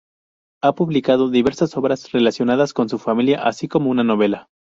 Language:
Spanish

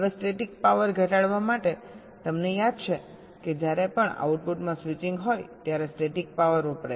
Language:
Gujarati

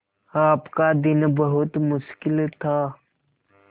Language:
Hindi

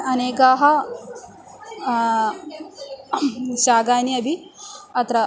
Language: Sanskrit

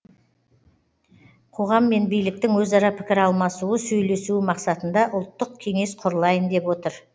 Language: Kazakh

